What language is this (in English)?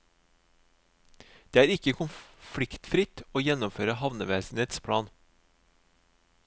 Norwegian